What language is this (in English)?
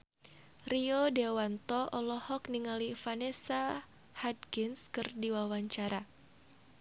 Sundanese